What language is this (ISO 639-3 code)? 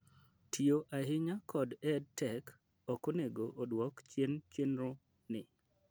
luo